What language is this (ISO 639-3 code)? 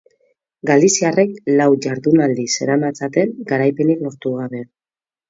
eus